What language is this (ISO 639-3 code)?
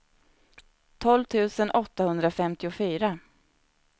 swe